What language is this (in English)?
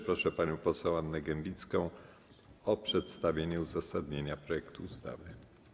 Polish